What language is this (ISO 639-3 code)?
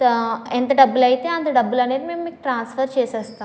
tel